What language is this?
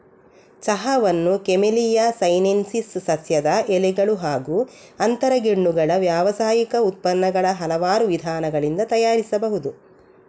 Kannada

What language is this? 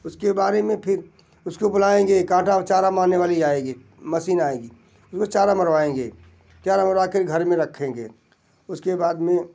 Hindi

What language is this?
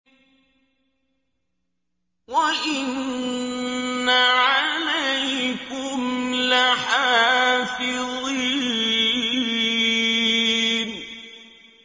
Arabic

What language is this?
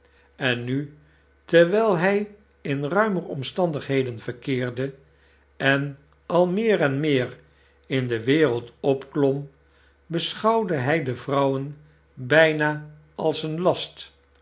Dutch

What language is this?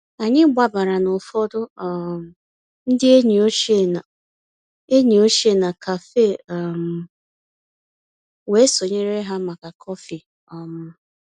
Igbo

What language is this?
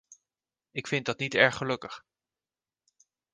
Dutch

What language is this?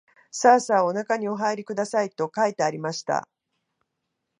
Japanese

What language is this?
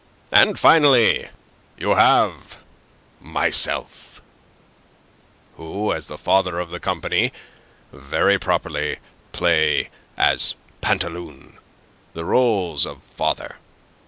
English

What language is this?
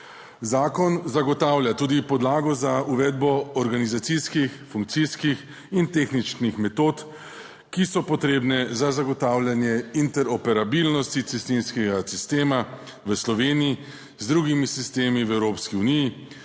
Slovenian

